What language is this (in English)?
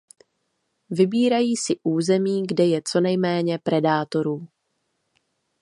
Czech